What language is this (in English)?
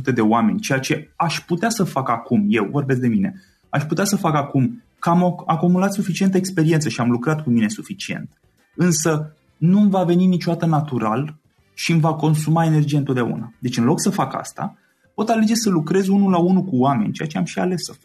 Romanian